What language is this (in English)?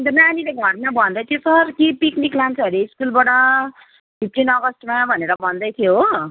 Nepali